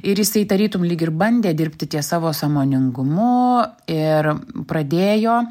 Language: Lithuanian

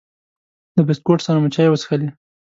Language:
Pashto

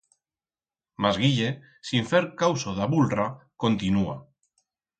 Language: Aragonese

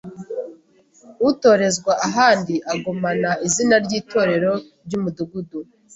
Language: Kinyarwanda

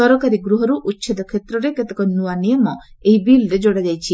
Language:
Odia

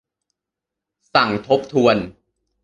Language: Thai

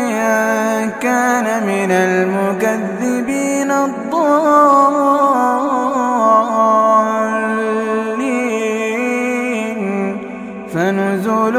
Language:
Arabic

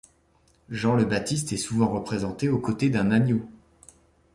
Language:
French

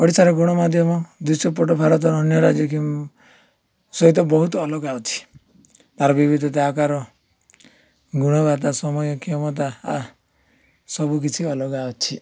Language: Odia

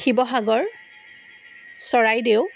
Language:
Assamese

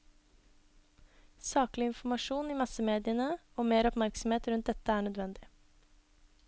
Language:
Norwegian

